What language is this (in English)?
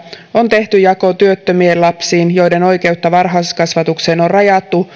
Finnish